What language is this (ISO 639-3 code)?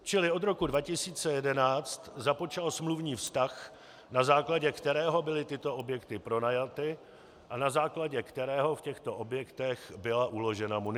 ces